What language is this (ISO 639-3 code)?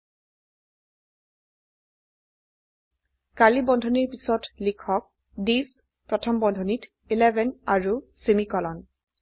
asm